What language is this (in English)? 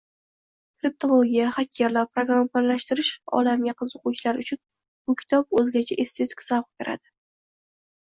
Uzbek